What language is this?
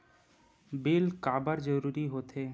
Chhattisgarhi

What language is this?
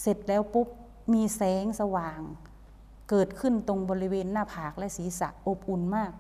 Thai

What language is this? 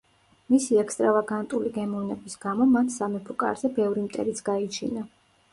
Georgian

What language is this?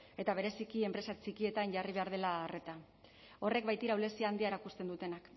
Basque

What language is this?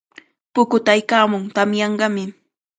Cajatambo North Lima Quechua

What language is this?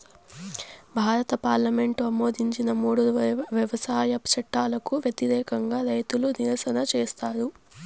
Telugu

